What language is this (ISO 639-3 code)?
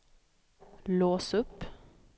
swe